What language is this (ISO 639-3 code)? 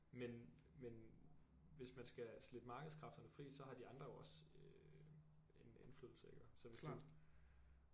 dan